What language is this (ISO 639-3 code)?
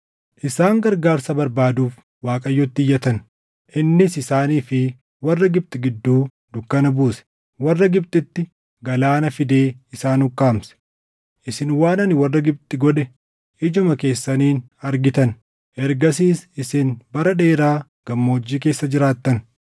orm